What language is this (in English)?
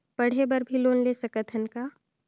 Chhattisgarhi